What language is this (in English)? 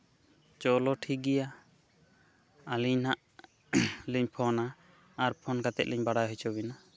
Santali